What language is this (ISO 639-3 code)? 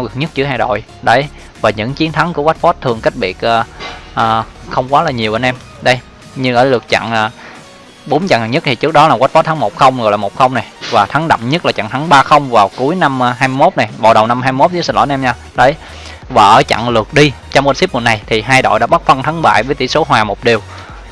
vie